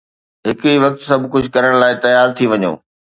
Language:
Sindhi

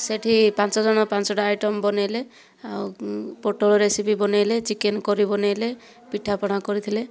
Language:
Odia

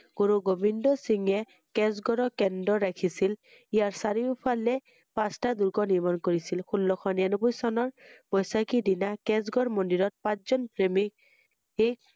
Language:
Assamese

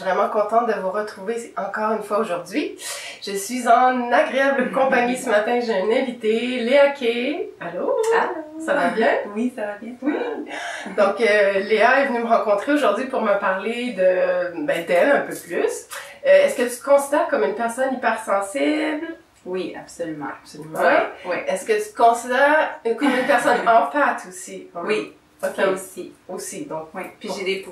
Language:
French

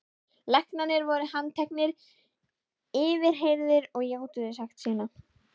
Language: Icelandic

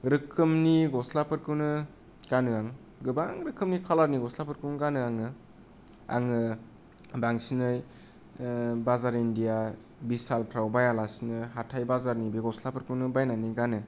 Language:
Bodo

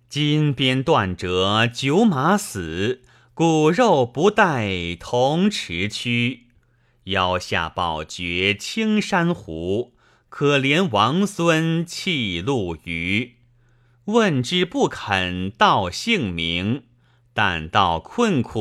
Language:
Chinese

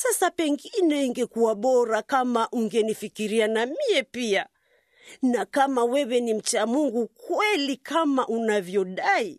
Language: Swahili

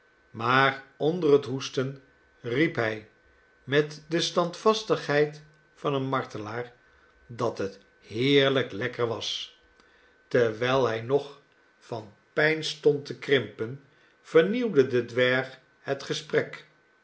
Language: Dutch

